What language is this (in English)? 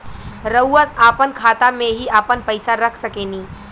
Bhojpuri